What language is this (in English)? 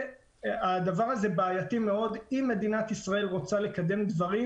Hebrew